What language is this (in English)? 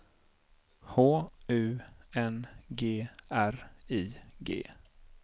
Swedish